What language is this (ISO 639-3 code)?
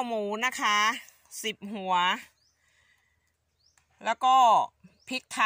tha